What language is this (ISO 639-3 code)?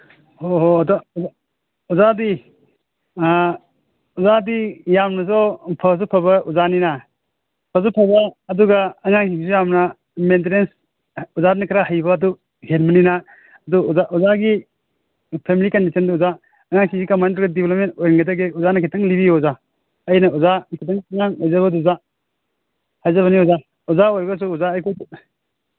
mni